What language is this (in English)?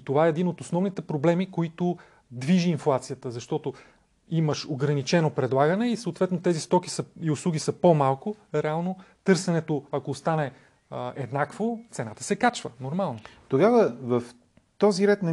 Bulgarian